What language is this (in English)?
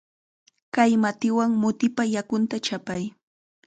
Chiquián Ancash Quechua